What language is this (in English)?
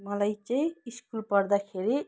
Nepali